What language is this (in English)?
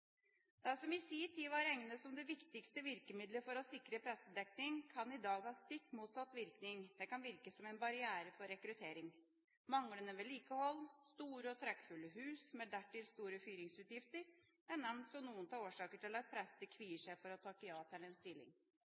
Norwegian Bokmål